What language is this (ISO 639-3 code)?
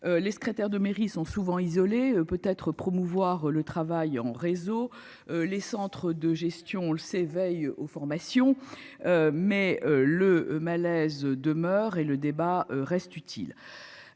fra